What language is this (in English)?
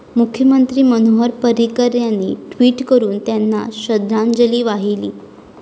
Marathi